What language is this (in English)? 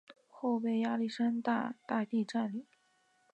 Chinese